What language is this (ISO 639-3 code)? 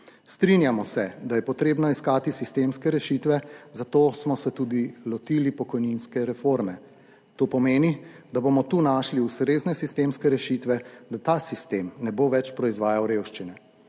slv